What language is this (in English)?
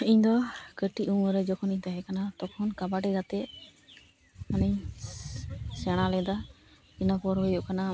Santali